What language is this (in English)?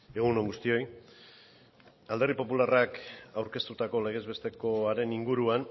Basque